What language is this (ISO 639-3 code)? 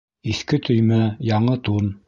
bak